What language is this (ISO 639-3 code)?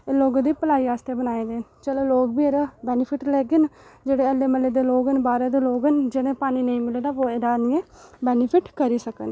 doi